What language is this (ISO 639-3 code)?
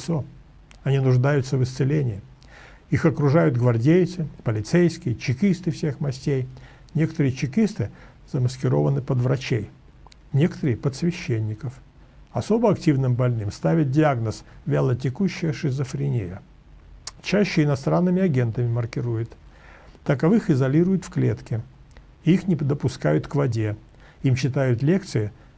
rus